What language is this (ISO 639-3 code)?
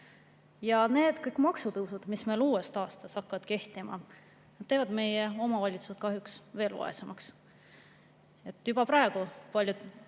est